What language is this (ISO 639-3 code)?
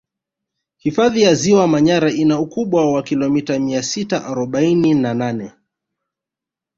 swa